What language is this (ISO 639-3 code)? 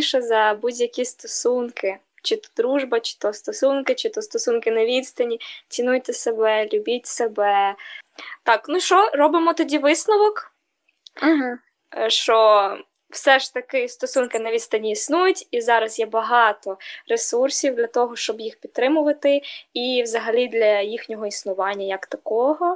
ukr